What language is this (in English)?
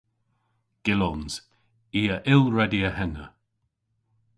Cornish